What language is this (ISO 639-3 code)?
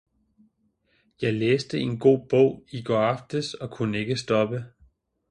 dan